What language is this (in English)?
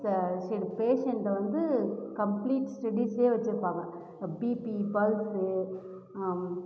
Tamil